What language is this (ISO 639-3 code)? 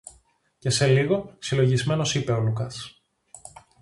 ell